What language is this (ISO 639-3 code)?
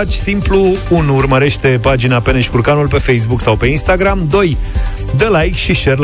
ron